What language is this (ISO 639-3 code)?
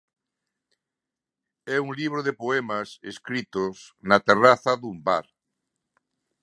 glg